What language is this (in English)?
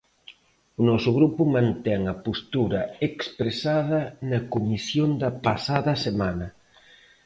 Galician